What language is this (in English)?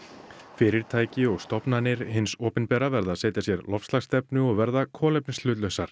Icelandic